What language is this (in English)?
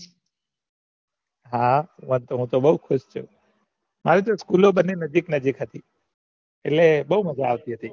Gujarati